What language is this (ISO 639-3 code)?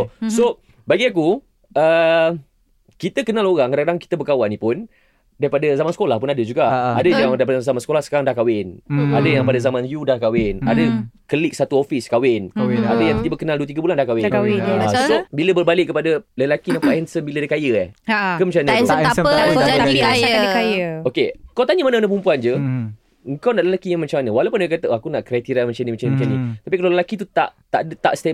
msa